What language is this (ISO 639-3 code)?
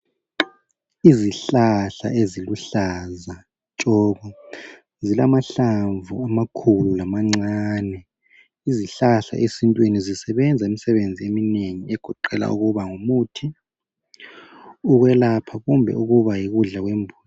nde